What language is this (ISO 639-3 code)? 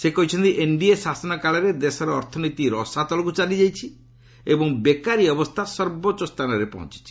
ori